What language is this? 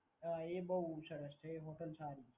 Gujarati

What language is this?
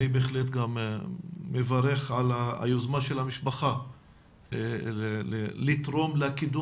Hebrew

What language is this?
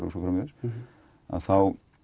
Icelandic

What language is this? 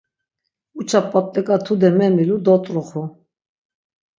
Laz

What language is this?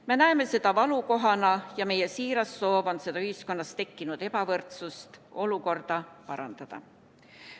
Estonian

